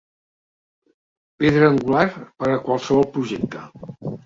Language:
Catalan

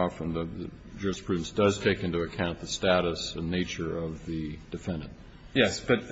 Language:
English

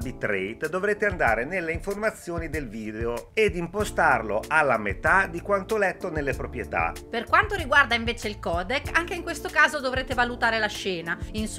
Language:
Italian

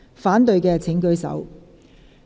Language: Cantonese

